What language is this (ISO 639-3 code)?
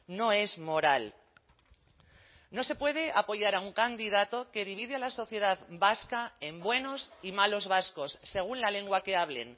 spa